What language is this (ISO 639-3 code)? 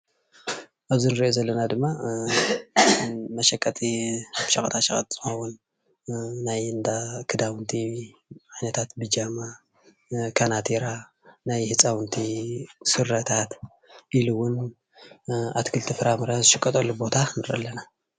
tir